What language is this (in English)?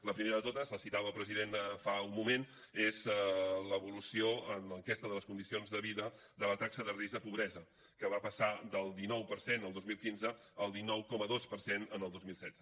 Catalan